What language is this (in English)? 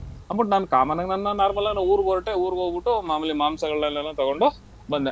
Kannada